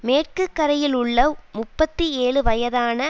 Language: Tamil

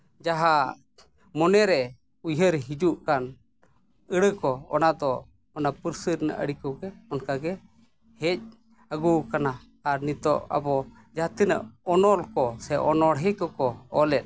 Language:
Santali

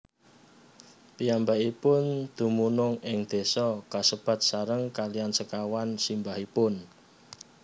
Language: Javanese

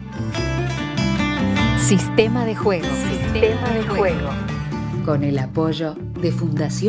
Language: Spanish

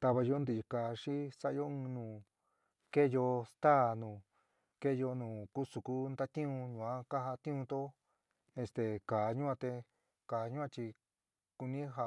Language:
San Miguel El Grande Mixtec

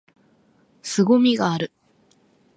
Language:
Japanese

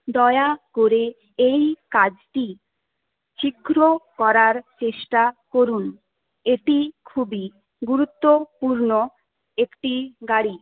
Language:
Bangla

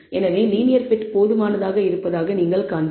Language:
Tamil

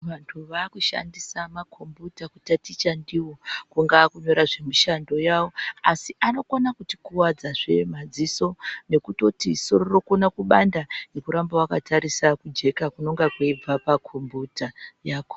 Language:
Ndau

